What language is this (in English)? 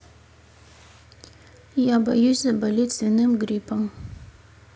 Russian